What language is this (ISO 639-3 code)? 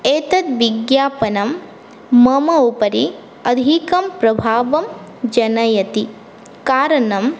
san